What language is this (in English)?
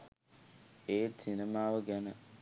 Sinhala